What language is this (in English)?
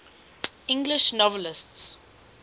English